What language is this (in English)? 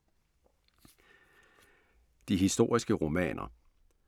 Danish